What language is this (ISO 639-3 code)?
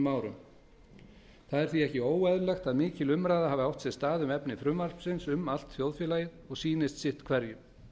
isl